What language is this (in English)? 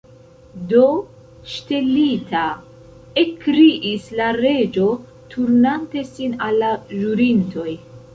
Esperanto